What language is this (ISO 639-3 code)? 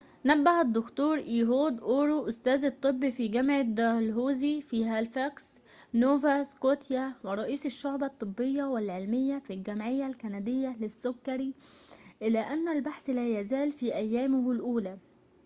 ara